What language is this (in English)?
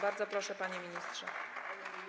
Polish